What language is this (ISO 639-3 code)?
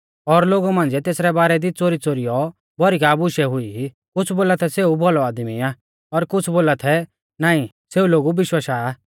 bfz